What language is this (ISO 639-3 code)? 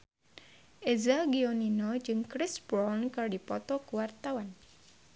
sun